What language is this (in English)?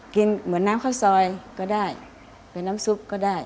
Thai